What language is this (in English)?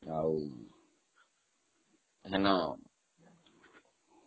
Odia